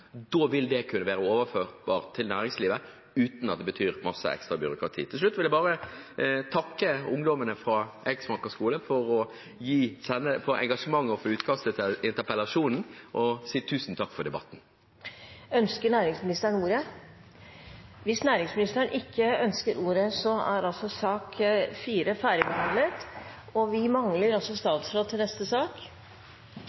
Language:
Norwegian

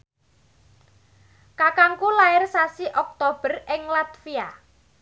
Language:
Javanese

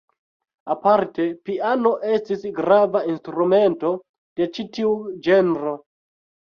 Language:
Esperanto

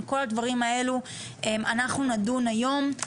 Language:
Hebrew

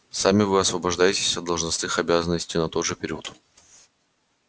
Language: Russian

